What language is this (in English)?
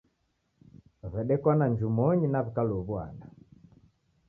Taita